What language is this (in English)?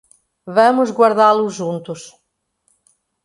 Portuguese